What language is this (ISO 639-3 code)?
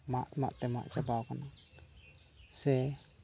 sat